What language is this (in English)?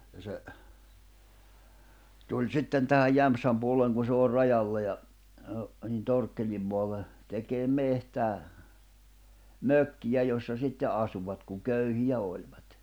Finnish